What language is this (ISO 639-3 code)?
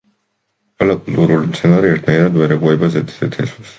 kat